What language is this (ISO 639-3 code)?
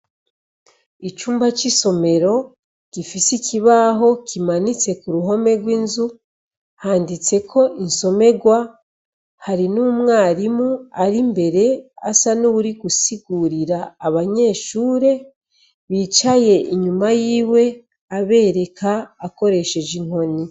run